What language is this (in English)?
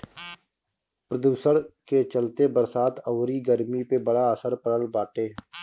Bhojpuri